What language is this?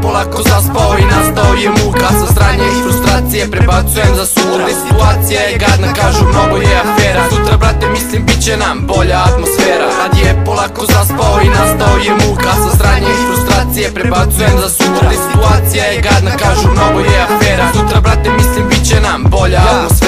Romanian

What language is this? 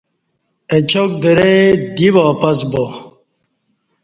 Kati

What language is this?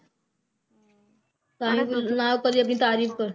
Punjabi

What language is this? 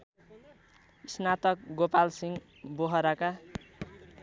Nepali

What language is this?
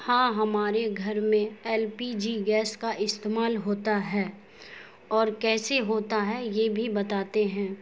Urdu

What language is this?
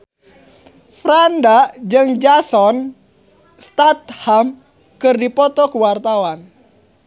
Sundanese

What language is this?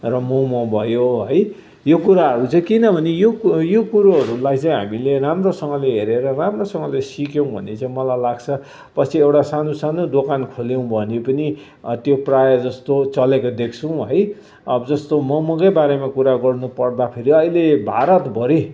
Nepali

